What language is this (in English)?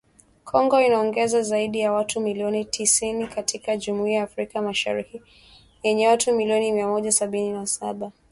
Swahili